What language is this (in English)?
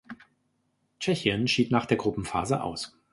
German